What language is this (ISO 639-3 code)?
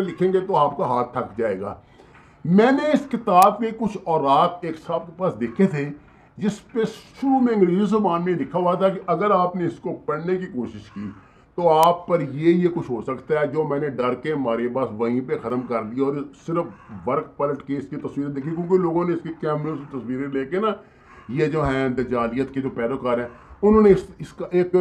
urd